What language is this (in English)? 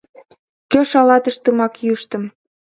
Mari